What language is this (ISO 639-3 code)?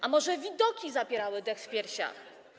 pol